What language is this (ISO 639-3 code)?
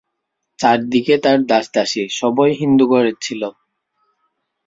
ben